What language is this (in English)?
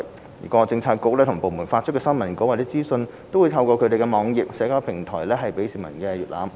Cantonese